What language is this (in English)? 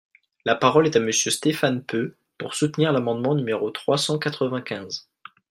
French